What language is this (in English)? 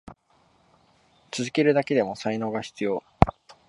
Japanese